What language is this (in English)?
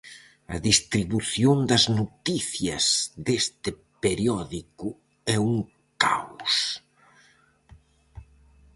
Galician